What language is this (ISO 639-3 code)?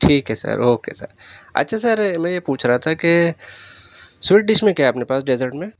urd